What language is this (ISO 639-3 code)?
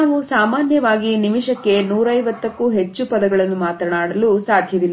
kan